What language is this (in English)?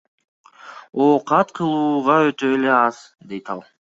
Kyrgyz